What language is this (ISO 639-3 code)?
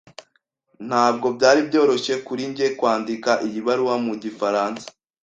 kin